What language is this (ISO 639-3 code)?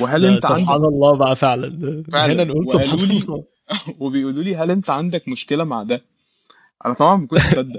ara